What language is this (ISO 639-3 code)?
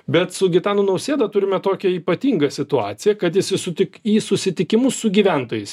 lit